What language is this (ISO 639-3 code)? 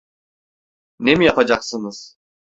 tur